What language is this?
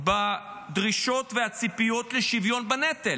Hebrew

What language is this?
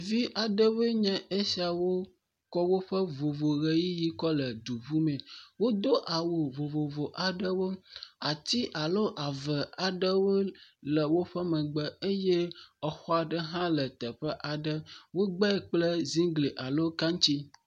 Ewe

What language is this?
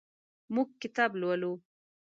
Pashto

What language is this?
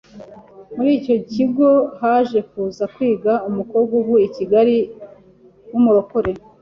Kinyarwanda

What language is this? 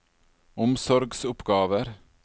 Norwegian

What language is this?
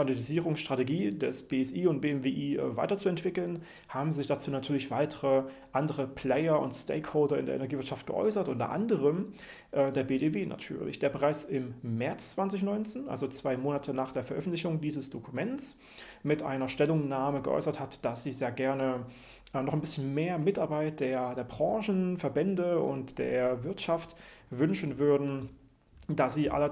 German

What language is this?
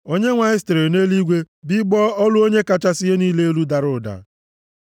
Igbo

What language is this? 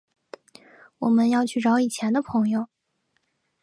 Chinese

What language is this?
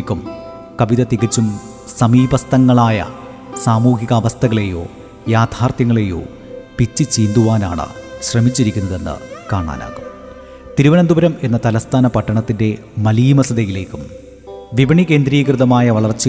Malayalam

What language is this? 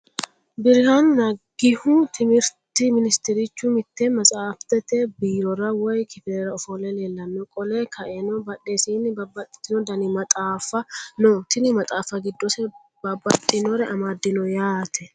Sidamo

